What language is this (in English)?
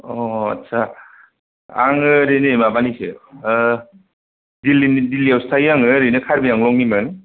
Bodo